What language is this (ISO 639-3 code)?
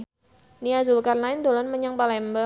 jav